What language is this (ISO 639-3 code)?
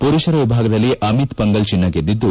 kan